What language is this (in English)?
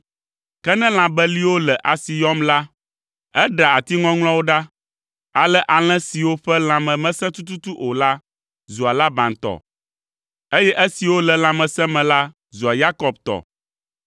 Ewe